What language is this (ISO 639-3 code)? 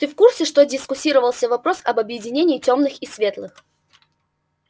rus